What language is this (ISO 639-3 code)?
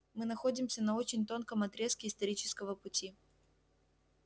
rus